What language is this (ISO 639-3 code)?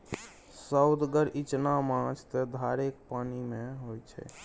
mai